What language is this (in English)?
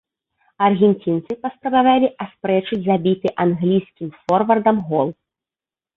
Belarusian